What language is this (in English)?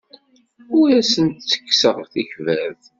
Kabyle